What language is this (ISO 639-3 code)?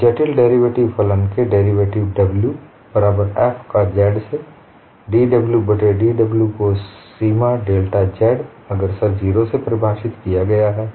hin